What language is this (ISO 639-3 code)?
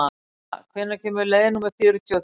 isl